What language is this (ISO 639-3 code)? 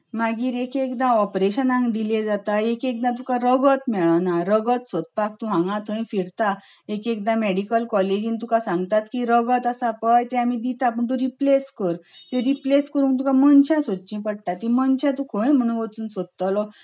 kok